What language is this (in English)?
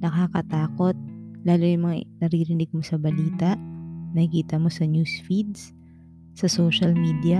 Filipino